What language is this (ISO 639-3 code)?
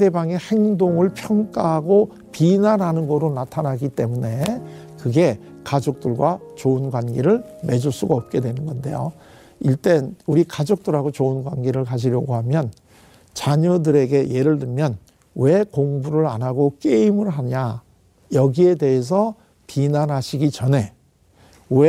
kor